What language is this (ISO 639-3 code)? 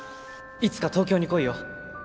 jpn